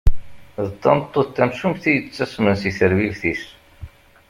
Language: Kabyle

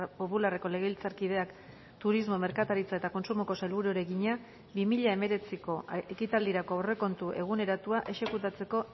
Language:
Basque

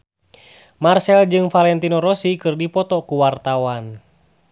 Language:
Sundanese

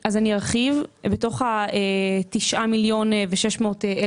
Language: Hebrew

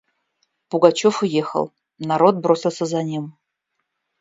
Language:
Russian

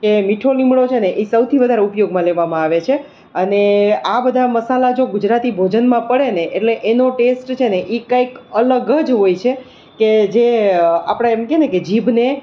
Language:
Gujarati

